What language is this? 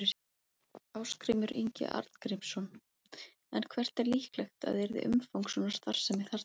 Icelandic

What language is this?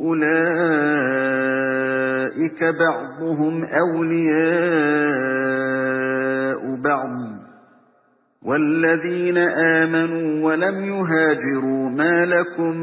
Arabic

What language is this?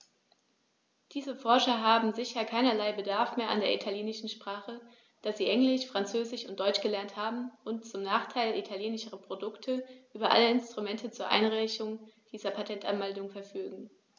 German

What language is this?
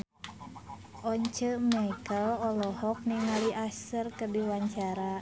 Sundanese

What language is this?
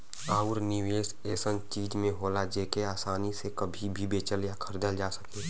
Bhojpuri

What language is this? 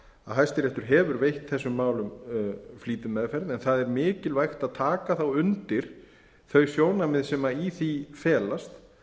Icelandic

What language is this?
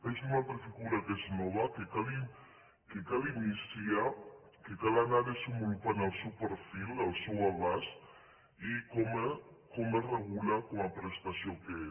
Catalan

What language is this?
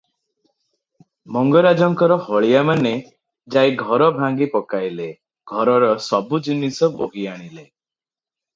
Odia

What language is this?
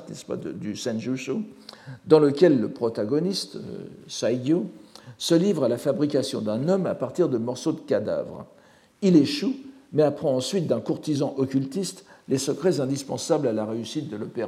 French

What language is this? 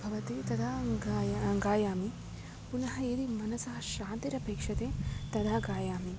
Sanskrit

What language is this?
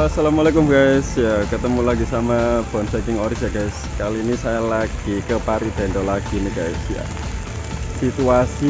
Indonesian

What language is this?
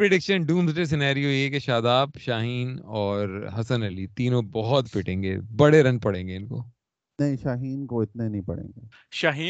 Urdu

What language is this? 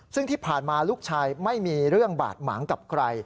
Thai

